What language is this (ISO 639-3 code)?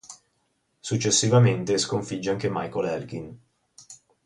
ita